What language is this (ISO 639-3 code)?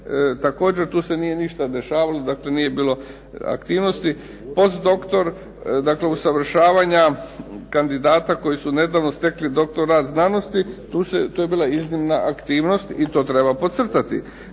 hrv